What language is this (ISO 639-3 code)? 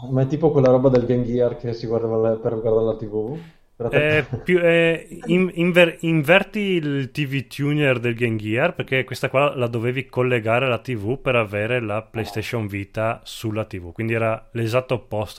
ita